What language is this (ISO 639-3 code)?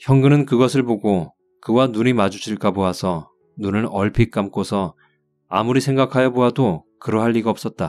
kor